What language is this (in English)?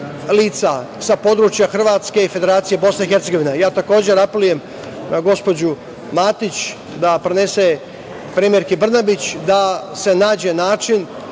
Serbian